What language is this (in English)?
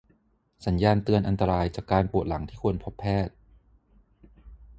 Thai